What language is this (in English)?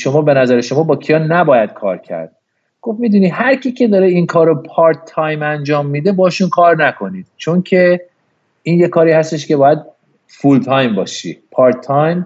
Persian